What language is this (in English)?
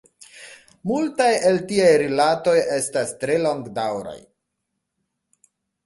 Esperanto